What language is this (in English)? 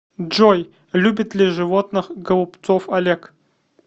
Russian